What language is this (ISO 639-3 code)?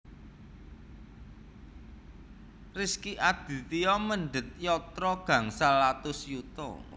jav